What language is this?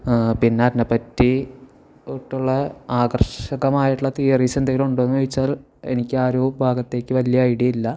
Malayalam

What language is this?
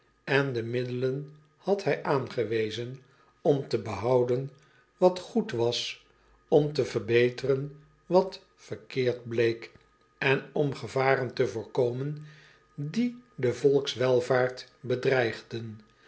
Dutch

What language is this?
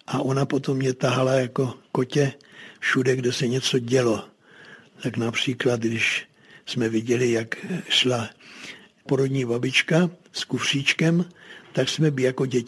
Czech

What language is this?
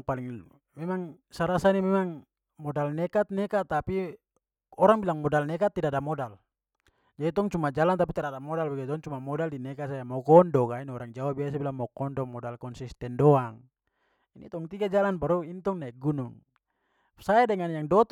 Papuan Malay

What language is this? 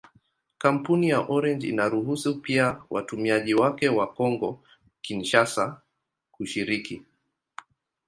Swahili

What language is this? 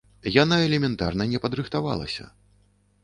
Belarusian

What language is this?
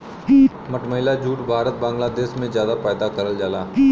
Bhojpuri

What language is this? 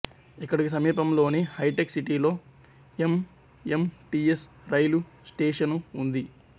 Telugu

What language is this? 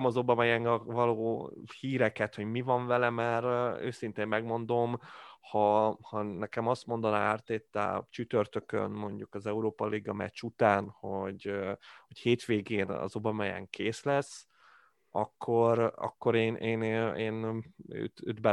Hungarian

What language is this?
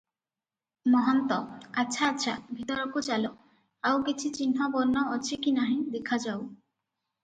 Odia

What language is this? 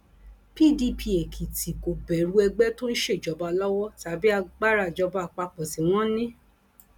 Yoruba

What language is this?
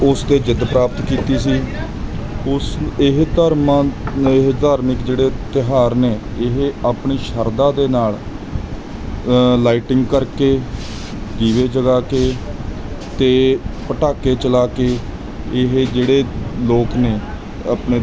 Punjabi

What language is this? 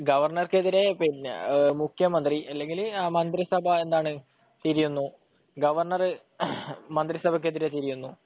Malayalam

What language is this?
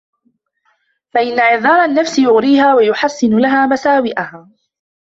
Arabic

